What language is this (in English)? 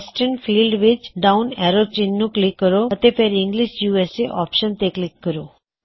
Punjabi